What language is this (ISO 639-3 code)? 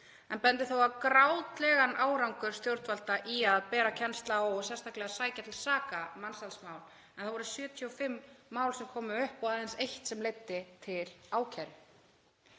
isl